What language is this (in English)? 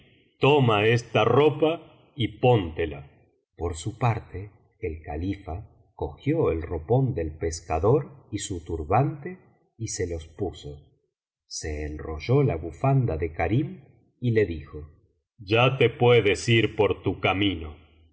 Spanish